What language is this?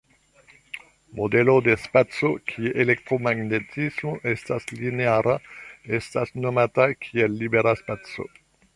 Esperanto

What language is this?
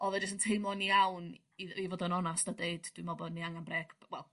Welsh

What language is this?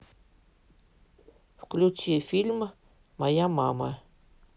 Russian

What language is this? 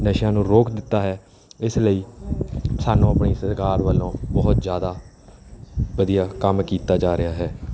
Punjabi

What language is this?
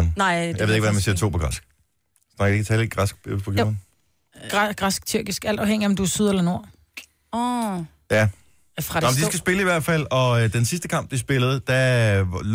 Danish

